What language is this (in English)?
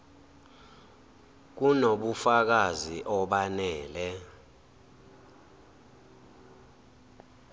Zulu